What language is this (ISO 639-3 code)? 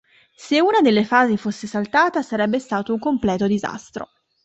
ita